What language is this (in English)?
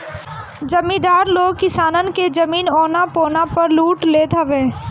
Bhojpuri